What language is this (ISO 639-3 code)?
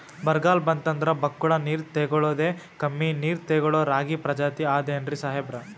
kan